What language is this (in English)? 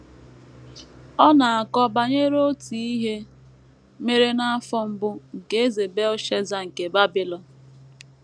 Igbo